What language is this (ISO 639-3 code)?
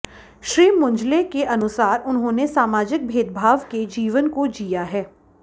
hin